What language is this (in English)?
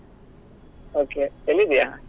Kannada